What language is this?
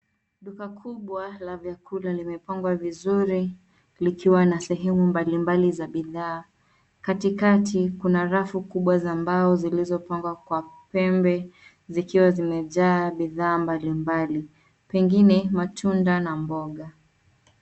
Swahili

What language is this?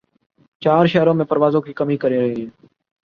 Urdu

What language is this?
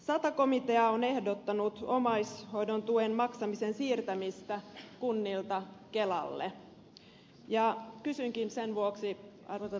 Finnish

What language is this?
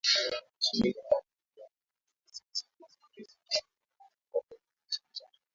Swahili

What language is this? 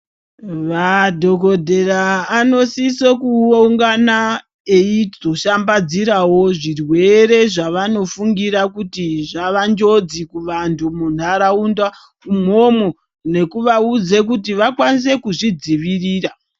Ndau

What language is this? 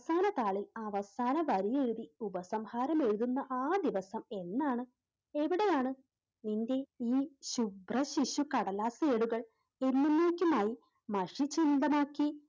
Malayalam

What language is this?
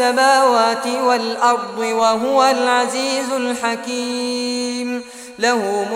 Arabic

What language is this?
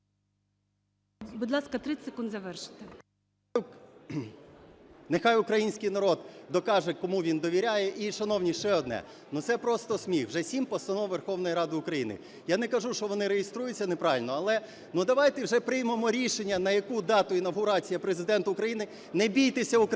Ukrainian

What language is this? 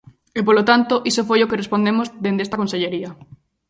Galician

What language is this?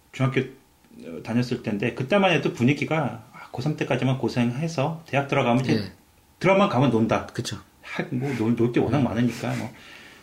Korean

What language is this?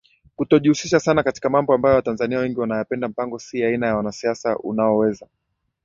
Swahili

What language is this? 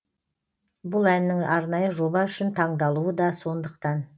Kazakh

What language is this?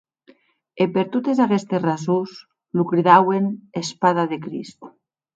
Occitan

